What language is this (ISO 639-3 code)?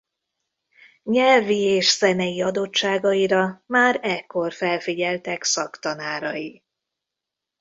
hun